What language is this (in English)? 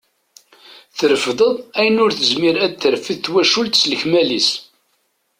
Kabyle